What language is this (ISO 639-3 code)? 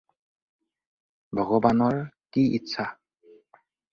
asm